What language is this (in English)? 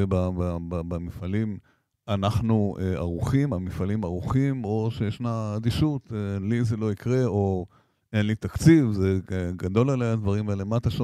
Hebrew